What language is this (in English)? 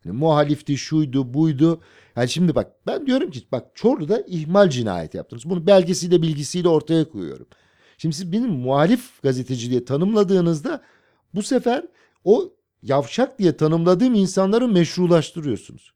Turkish